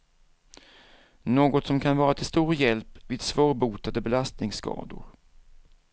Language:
Swedish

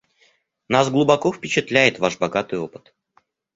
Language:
Russian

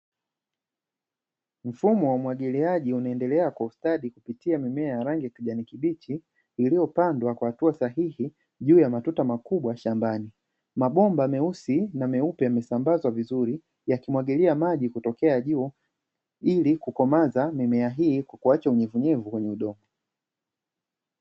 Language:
Swahili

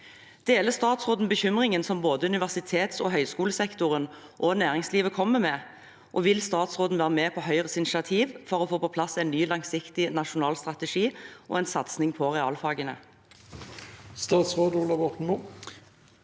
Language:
Norwegian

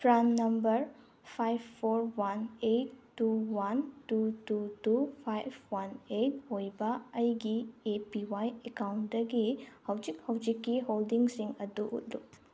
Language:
Manipuri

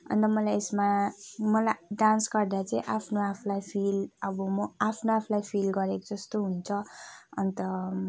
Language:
Nepali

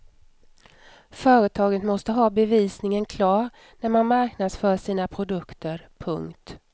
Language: Swedish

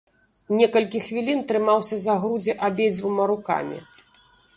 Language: Belarusian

